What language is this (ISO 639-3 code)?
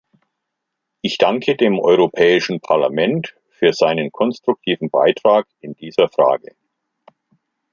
deu